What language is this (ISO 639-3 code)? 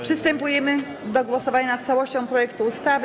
pol